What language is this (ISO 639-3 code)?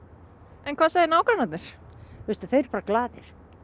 isl